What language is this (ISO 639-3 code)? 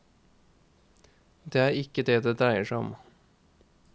nor